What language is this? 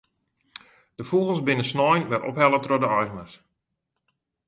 Western Frisian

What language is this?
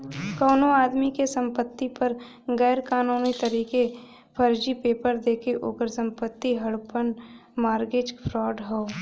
Bhojpuri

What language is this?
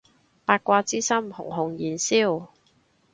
Cantonese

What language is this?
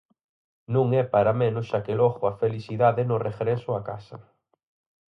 Galician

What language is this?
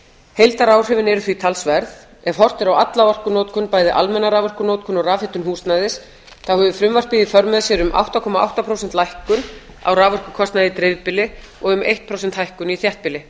Icelandic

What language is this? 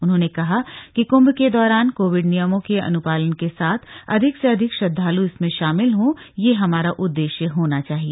Hindi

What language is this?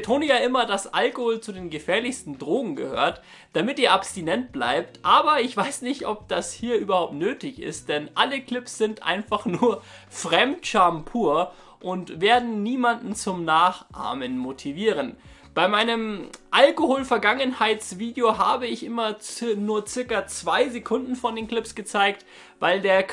German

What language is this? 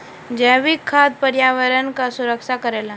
Bhojpuri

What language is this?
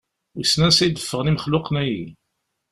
Kabyle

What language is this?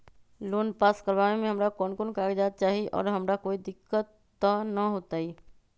Magahi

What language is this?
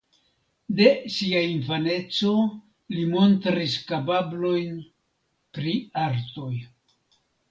Esperanto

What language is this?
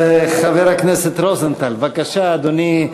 Hebrew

